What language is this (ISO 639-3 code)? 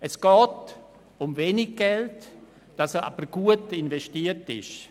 gsw